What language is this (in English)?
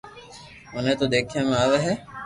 Loarki